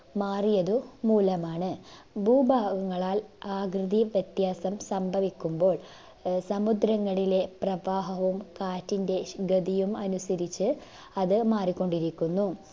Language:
Malayalam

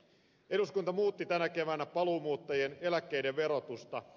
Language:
Finnish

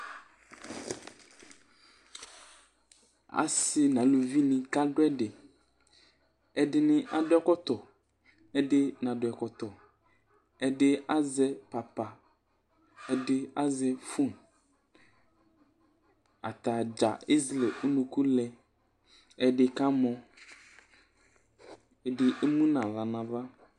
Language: Ikposo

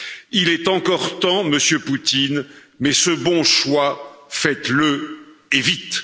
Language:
French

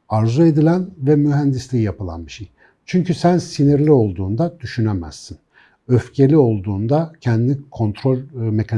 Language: Turkish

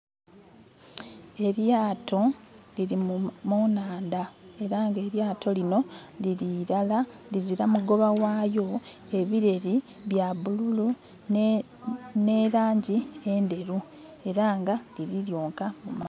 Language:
Soga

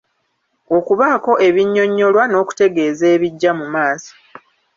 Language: Ganda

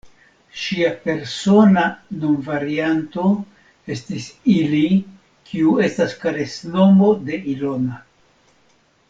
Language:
Esperanto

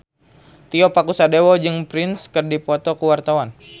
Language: Sundanese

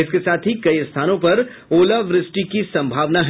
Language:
Hindi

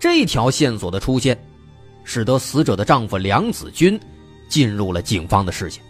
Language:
Chinese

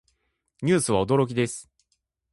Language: Japanese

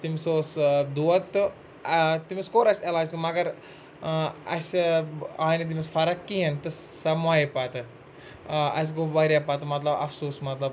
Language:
Kashmiri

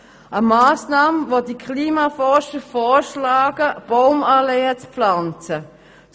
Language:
Swiss German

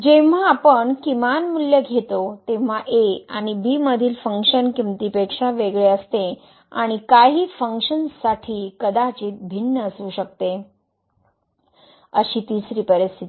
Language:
Marathi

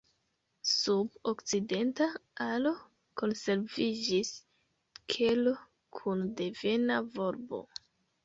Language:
Esperanto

